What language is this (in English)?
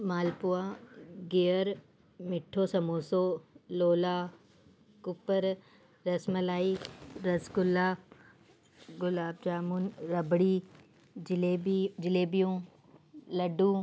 Sindhi